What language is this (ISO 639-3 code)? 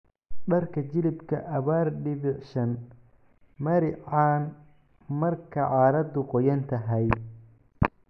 som